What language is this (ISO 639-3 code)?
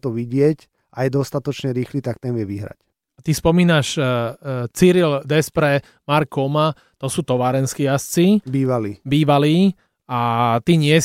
slk